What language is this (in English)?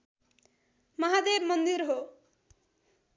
Nepali